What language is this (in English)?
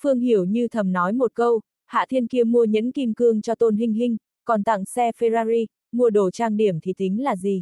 Vietnamese